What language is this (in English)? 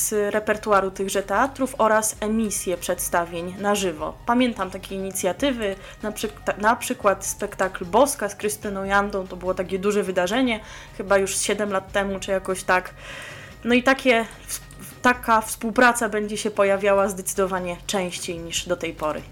Polish